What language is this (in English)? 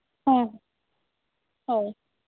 Santali